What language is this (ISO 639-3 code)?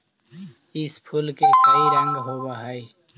mag